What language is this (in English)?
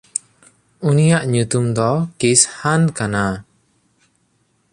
Santali